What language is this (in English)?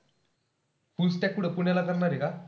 Marathi